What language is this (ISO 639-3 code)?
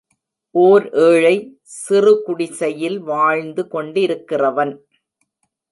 tam